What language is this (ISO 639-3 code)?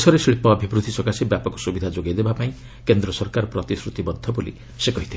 ori